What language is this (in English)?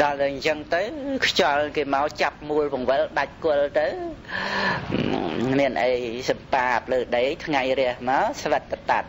Vietnamese